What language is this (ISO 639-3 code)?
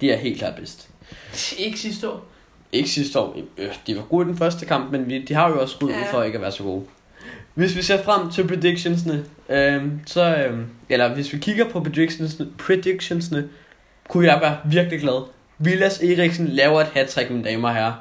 dan